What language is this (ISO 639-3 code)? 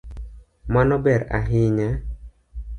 luo